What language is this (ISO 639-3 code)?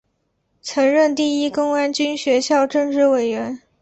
zho